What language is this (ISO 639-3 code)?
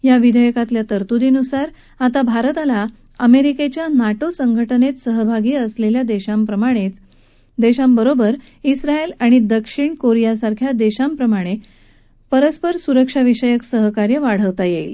mar